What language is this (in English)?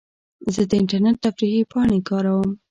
Pashto